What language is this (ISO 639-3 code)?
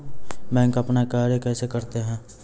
mai